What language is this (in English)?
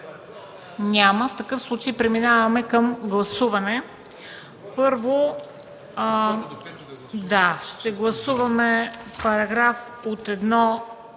Bulgarian